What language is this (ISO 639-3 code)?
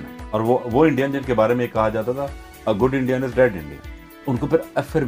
urd